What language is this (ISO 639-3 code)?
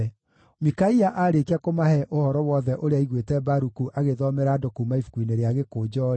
kik